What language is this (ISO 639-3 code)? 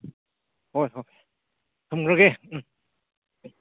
mni